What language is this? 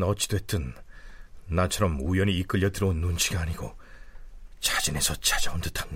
Korean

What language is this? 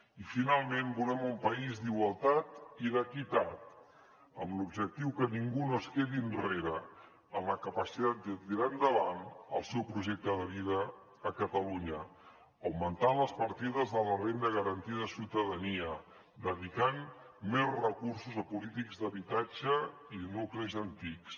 Catalan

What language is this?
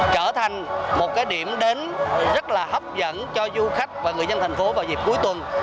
Vietnamese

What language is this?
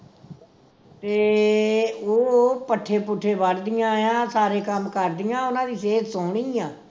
Punjabi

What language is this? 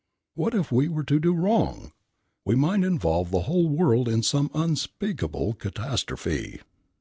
English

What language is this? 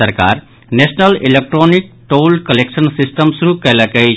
Maithili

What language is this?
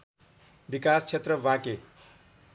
Nepali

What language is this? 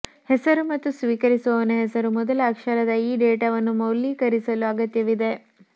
Kannada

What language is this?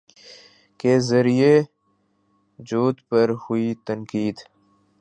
Urdu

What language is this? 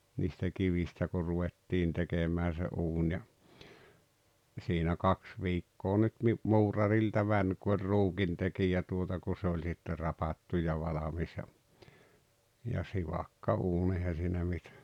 Finnish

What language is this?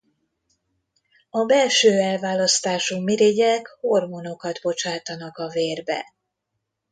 Hungarian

